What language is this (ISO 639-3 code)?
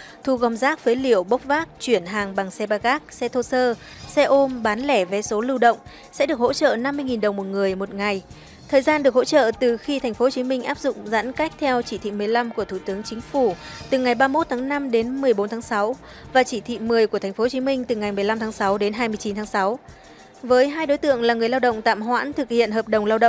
vie